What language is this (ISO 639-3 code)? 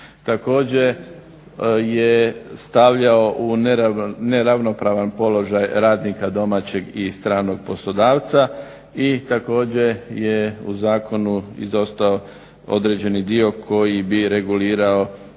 hrv